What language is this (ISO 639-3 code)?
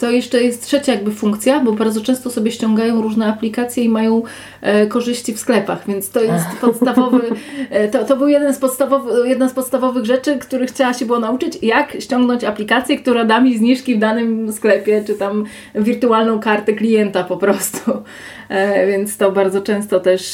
pol